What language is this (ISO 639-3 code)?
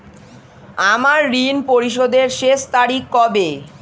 ben